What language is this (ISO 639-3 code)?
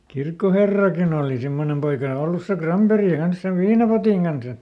fin